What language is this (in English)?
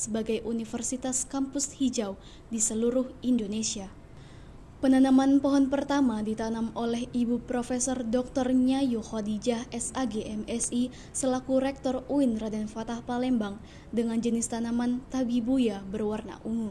Indonesian